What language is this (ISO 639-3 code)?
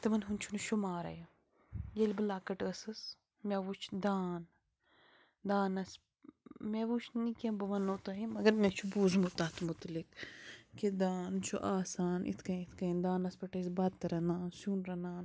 kas